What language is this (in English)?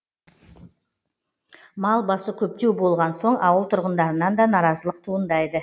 Kazakh